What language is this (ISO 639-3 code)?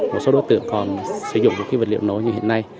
vie